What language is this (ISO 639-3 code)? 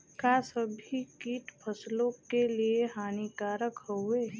bho